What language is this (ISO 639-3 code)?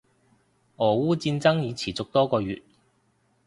yue